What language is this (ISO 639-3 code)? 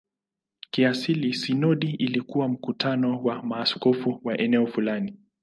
swa